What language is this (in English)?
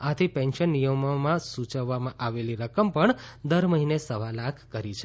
Gujarati